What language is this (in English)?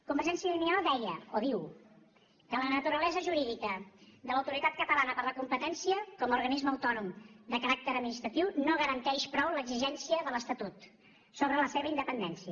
Catalan